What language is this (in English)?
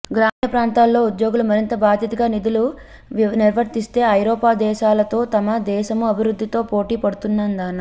Telugu